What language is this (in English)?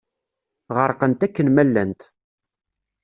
Kabyle